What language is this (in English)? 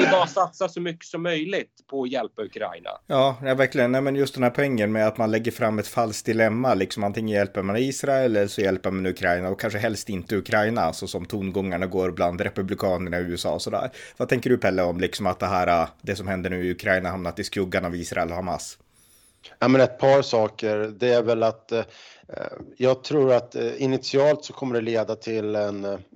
Swedish